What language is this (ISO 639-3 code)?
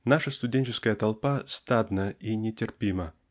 rus